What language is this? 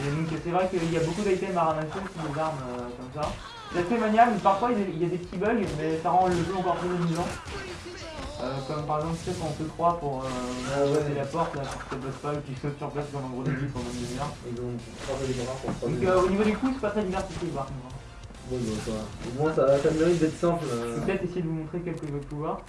French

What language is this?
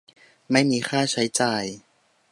Thai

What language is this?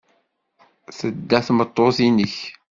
Kabyle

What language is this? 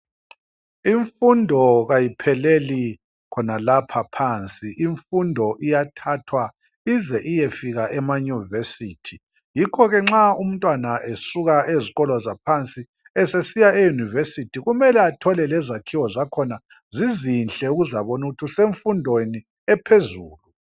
North Ndebele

